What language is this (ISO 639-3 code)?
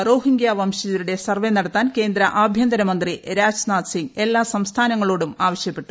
mal